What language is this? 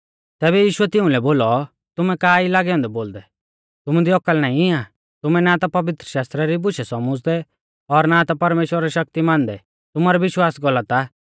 Mahasu Pahari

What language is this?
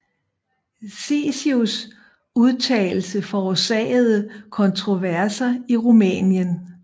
Danish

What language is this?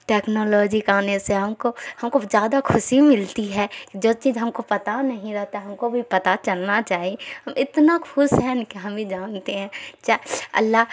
Urdu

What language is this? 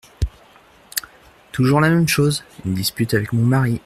French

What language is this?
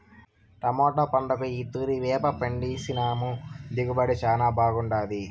Telugu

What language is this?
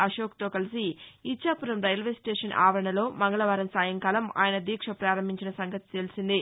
Telugu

